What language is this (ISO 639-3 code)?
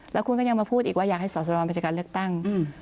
tha